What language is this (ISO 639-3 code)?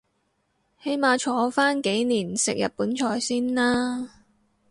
yue